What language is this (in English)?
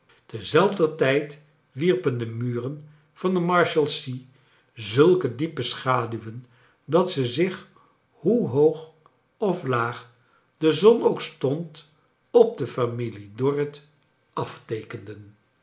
Dutch